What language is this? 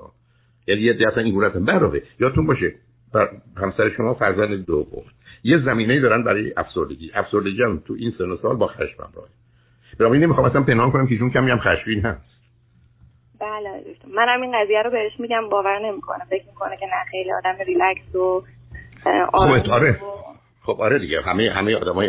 Persian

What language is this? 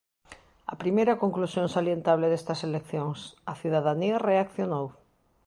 Galician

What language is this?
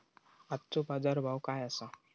Marathi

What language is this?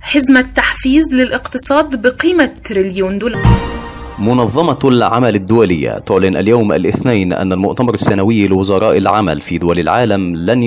Arabic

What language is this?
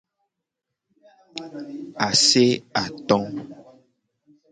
Gen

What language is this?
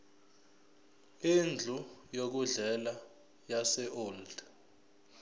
Zulu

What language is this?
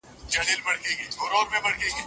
Pashto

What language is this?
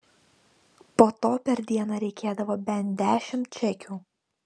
Lithuanian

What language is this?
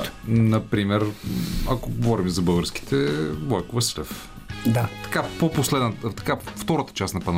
Bulgarian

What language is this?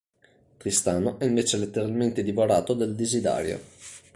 Italian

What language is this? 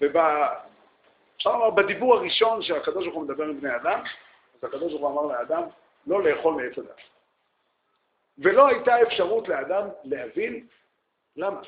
Hebrew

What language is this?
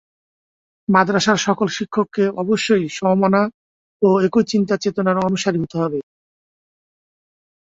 Bangla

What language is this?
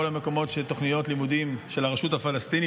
Hebrew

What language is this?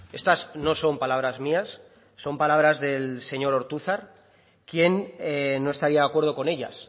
Spanish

